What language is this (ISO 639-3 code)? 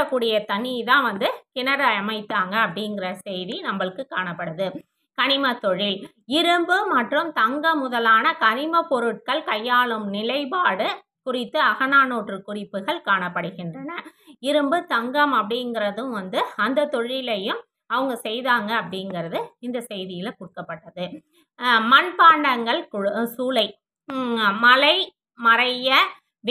tam